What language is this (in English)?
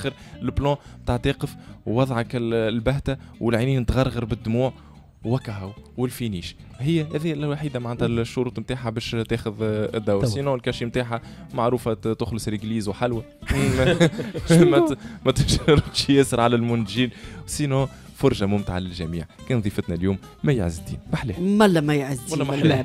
Arabic